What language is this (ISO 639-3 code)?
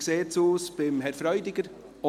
gsw